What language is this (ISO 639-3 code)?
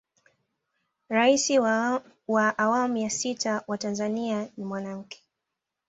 swa